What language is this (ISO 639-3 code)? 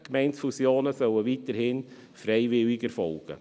gsw